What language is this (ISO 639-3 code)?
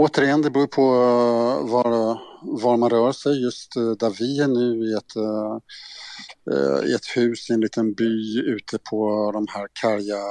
swe